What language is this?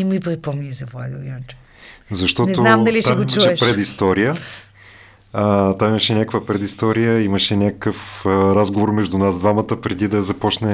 Bulgarian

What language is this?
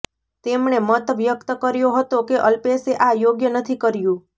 Gujarati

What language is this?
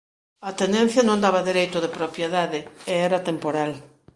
Galician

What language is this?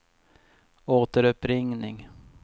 Swedish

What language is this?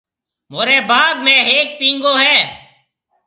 Marwari (Pakistan)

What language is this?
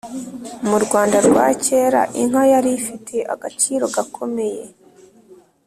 Kinyarwanda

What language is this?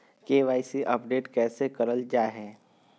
Magahi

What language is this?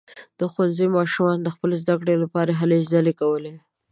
Pashto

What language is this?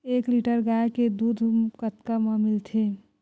Chhattisgarhi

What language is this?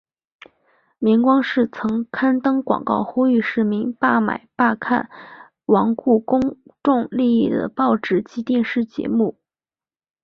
Chinese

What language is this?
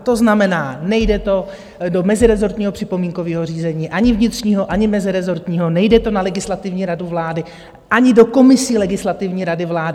Czech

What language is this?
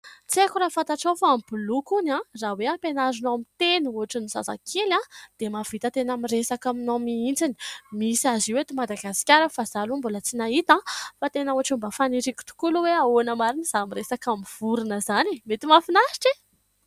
Malagasy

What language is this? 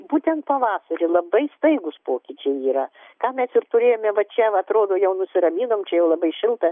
Lithuanian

